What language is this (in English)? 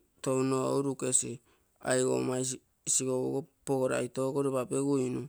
Terei